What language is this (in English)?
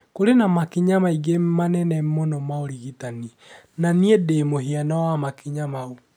Kikuyu